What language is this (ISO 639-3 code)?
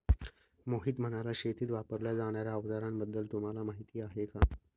mar